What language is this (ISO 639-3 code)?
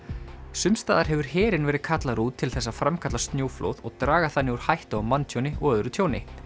isl